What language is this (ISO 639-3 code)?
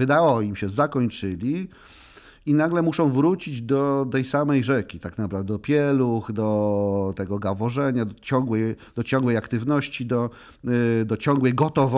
pol